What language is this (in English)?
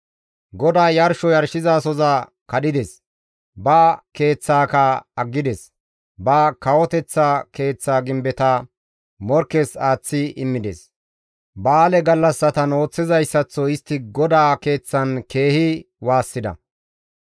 Gamo